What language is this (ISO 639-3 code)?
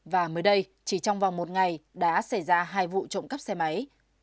vie